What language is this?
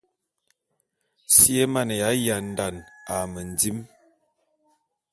Bulu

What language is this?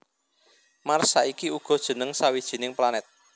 Javanese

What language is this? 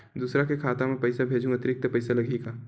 Chhattisgarhi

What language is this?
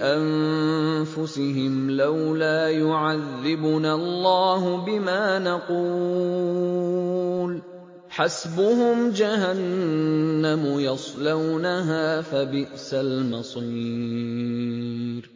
Arabic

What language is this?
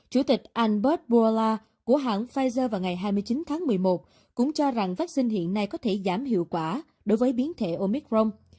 Vietnamese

